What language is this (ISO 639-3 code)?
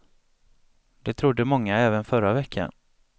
swe